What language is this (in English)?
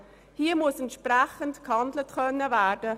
Swiss German